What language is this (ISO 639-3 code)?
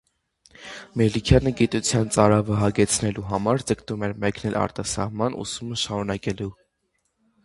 hye